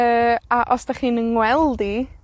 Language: Welsh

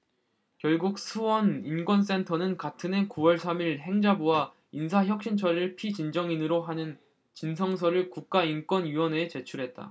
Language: Korean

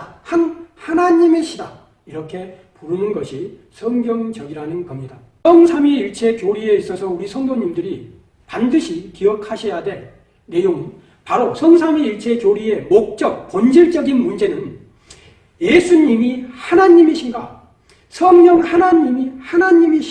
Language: Korean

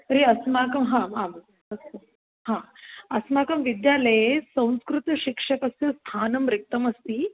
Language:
Sanskrit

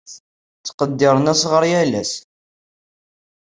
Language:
Kabyle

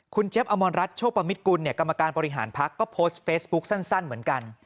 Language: Thai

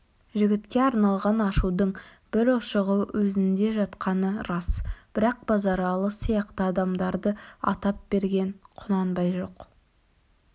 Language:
Kazakh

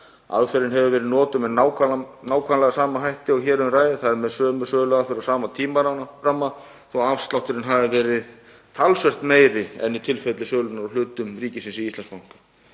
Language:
Icelandic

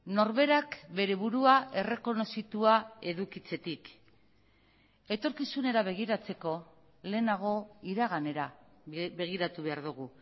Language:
Basque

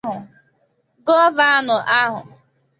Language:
Igbo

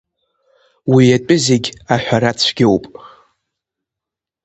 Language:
Abkhazian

